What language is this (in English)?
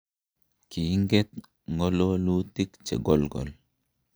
Kalenjin